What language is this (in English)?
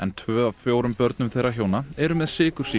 Icelandic